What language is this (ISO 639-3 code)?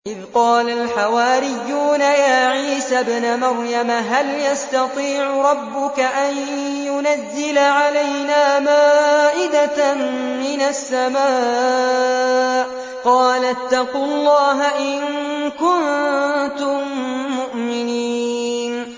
ara